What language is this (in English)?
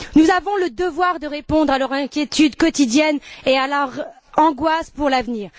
French